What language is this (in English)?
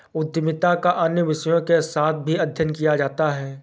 Hindi